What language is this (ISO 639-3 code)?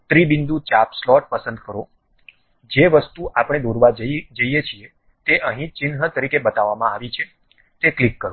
guj